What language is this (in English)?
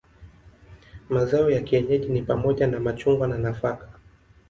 Swahili